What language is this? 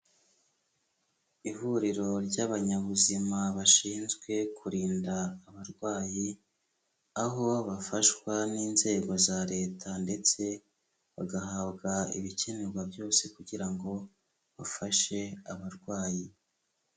Kinyarwanda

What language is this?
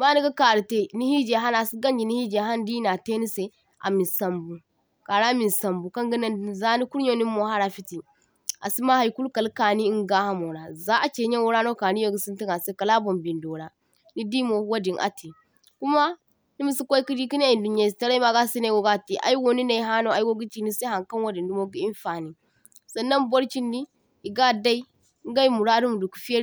Zarma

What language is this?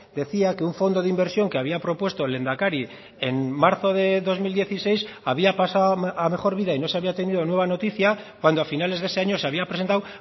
Spanish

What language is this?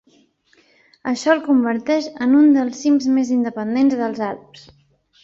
Catalan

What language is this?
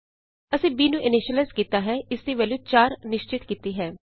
Punjabi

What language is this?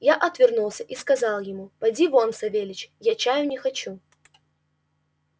Russian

